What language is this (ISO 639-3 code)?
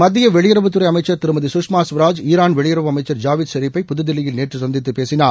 tam